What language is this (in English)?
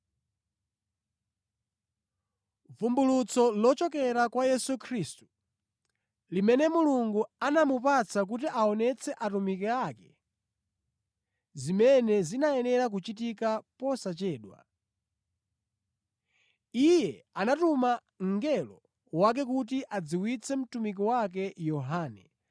Nyanja